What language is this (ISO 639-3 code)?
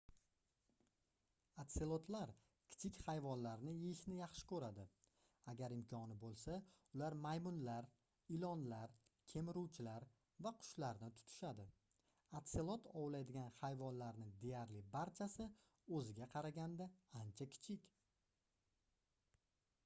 uzb